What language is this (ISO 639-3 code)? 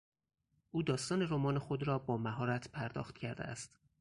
fas